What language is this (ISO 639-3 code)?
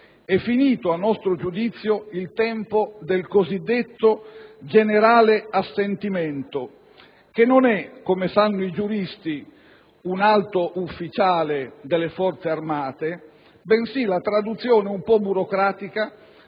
ita